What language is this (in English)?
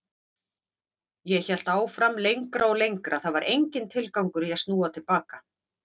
Icelandic